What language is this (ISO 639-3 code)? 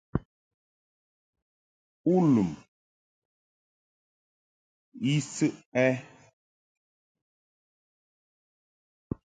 mhk